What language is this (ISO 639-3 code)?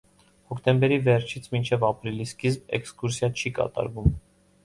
hye